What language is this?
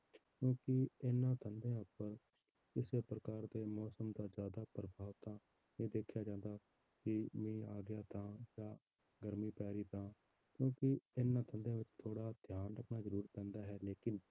Punjabi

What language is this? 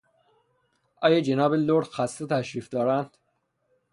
Persian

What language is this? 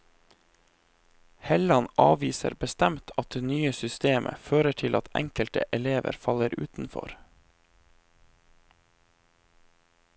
Norwegian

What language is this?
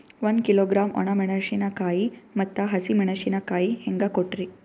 Kannada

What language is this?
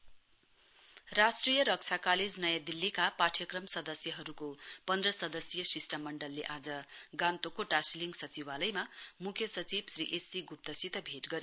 Nepali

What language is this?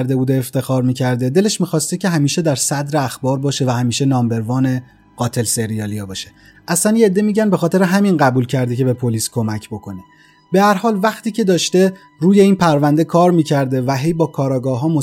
Persian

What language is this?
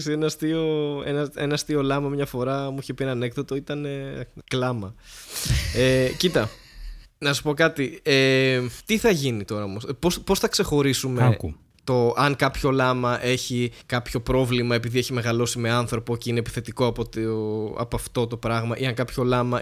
Greek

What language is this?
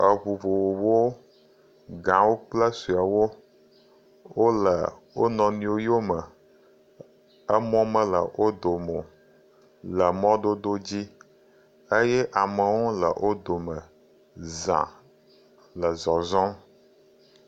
Ewe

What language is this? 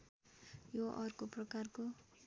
Nepali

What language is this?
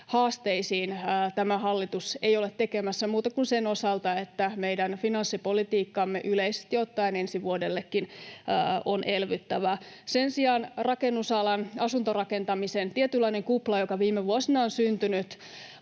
Finnish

